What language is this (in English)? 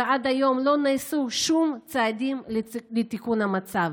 Hebrew